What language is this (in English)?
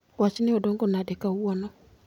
Luo (Kenya and Tanzania)